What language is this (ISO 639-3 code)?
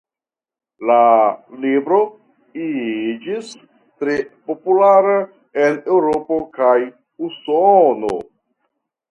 epo